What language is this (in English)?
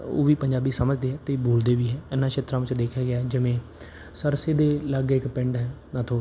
Punjabi